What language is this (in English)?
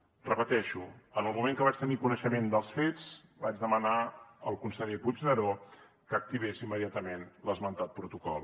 Catalan